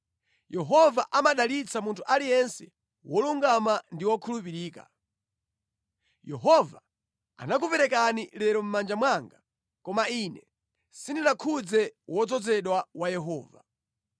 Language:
Nyanja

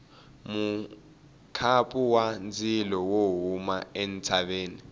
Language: Tsonga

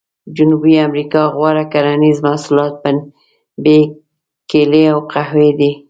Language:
Pashto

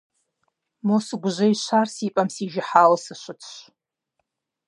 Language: Kabardian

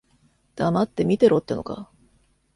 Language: Japanese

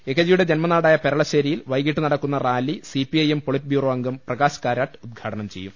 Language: Malayalam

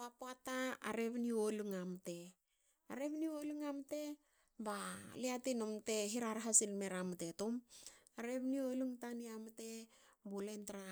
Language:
Hakö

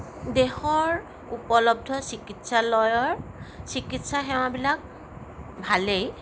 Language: Assamese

